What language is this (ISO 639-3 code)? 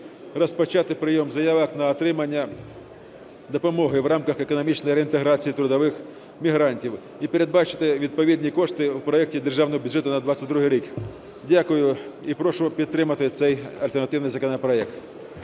ukr